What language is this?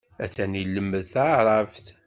Kabyle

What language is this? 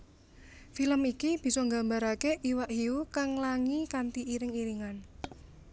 Javanese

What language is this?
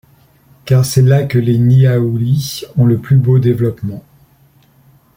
French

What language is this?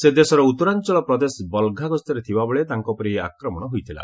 Odia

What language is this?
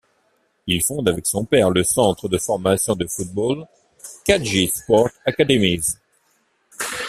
French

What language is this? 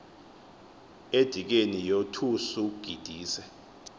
Xhosa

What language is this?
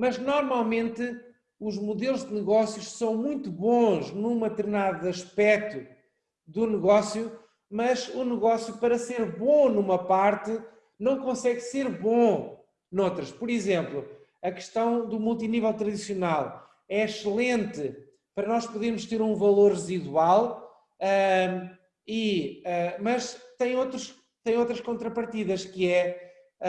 Portuguese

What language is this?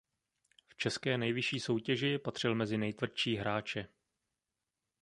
Czech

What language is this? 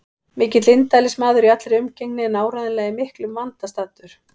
Icelandic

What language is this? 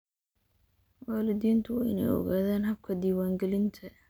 Somali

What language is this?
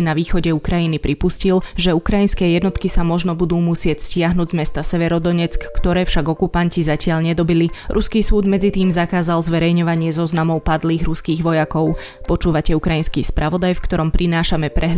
Slovak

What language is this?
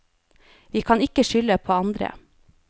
Norwegian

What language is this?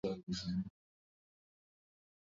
Swahili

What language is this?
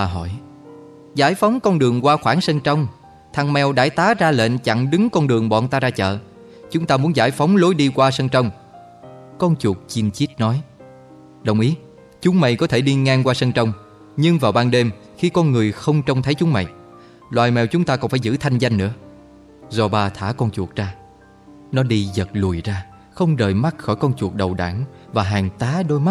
Vietnamese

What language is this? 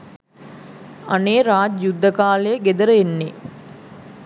Sinhala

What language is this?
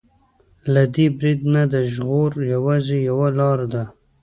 Pashto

